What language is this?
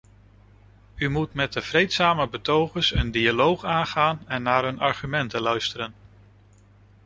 Dutch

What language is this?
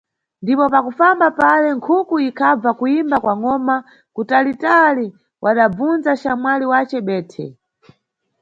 Nyungwe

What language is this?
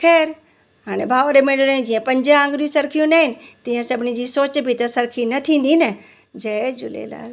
Sindhi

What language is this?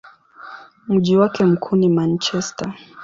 Swahili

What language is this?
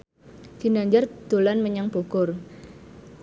Javanese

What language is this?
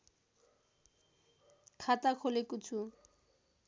Nepali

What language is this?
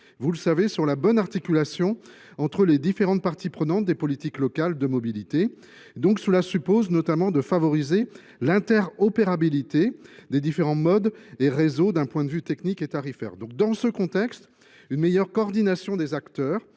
French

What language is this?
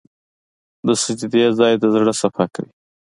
Pashto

